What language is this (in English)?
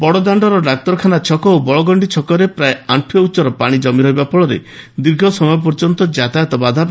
Odia